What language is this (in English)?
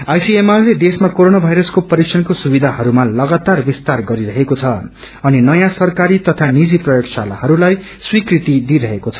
Nepali